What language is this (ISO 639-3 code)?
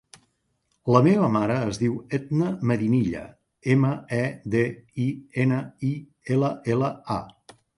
cat